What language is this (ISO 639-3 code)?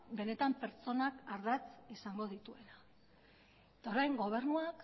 eus